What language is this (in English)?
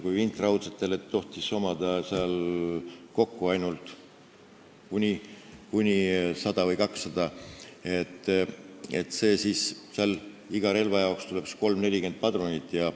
Estonian